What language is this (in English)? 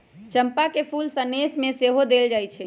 Magahi